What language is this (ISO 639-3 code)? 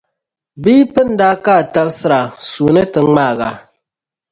dag